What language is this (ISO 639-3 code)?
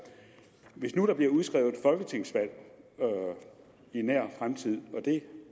dan